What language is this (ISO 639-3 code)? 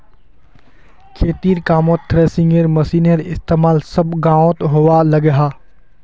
mag